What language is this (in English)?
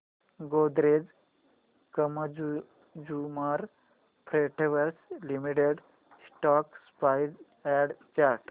Marathi